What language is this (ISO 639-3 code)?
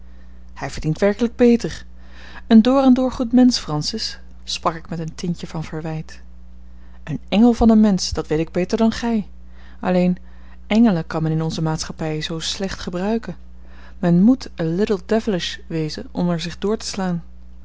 nld